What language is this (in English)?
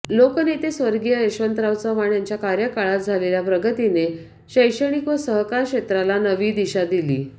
Marathi